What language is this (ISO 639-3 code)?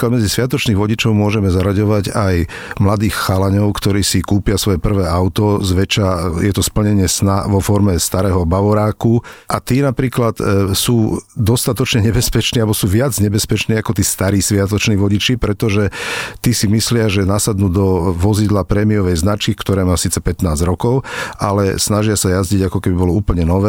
slk